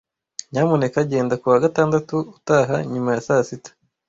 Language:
Kinyarwanda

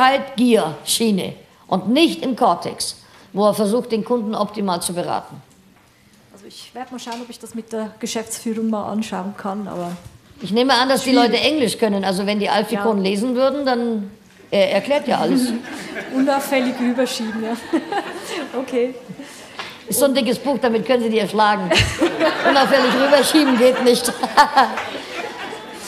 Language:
German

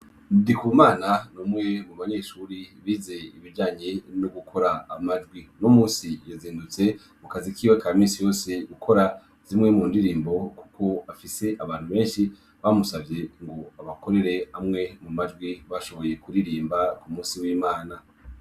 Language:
Rundi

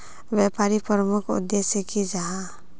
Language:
Magahi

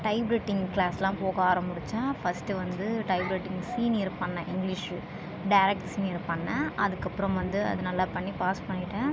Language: Tamil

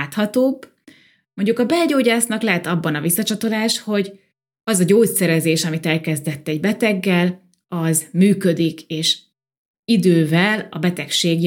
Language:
Hungarian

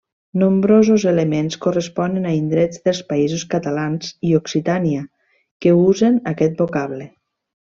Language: Catalan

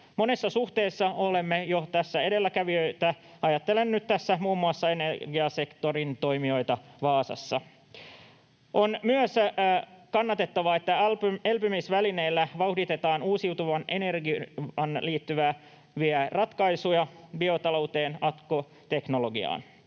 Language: Finnish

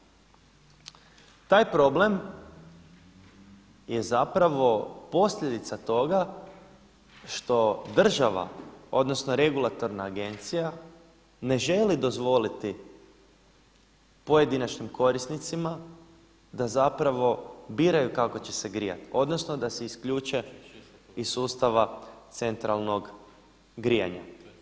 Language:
Croatian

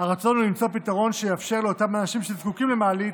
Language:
Hebrew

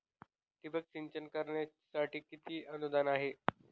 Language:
Marathi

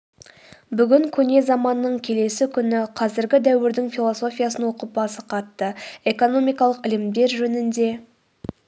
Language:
Kazakh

